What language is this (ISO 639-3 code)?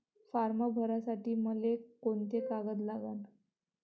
mar